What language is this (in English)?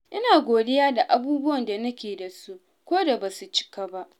Hausa